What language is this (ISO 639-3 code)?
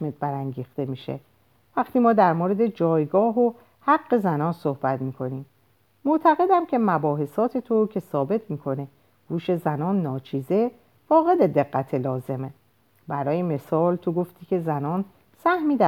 fas